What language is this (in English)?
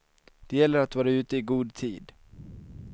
Swedish